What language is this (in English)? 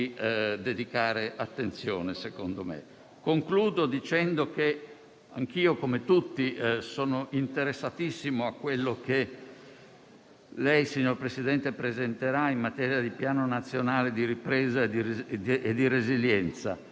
Italian